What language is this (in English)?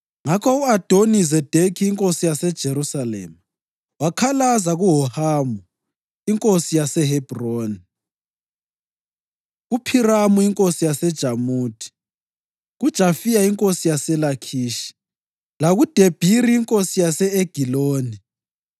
North Ndebele